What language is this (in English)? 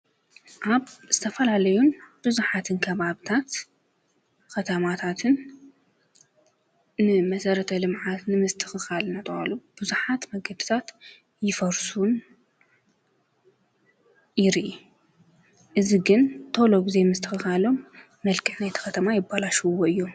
Tigrinya